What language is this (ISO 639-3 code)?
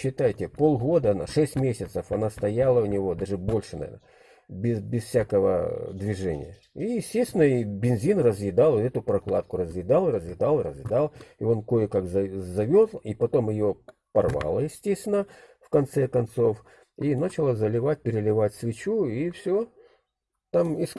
rus